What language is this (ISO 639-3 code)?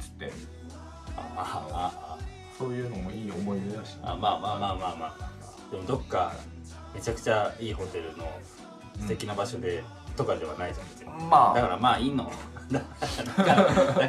jpn